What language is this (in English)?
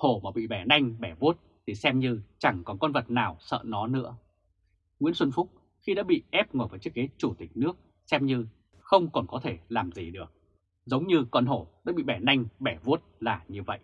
Vietnamese